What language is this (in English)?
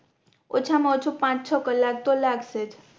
Gujarati